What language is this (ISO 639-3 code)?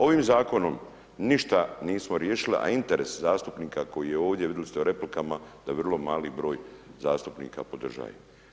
hrv